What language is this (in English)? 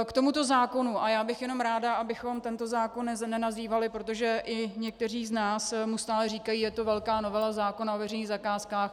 Czech